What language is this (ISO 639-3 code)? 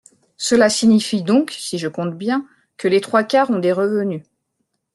fra